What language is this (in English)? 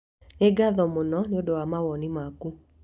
Kikuyu